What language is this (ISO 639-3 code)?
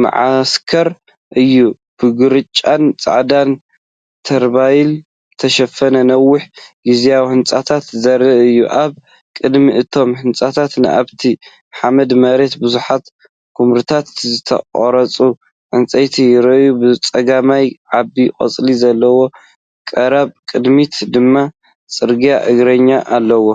tir